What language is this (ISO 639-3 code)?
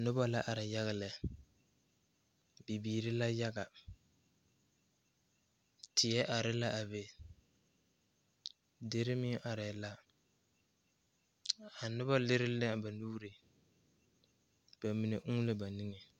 dga